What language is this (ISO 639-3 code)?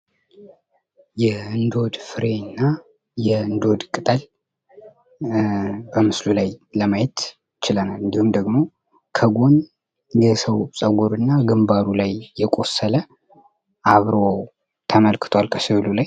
amh